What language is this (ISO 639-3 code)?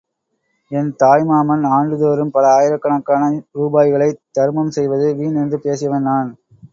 tam